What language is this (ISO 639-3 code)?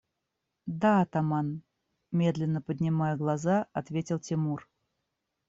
rus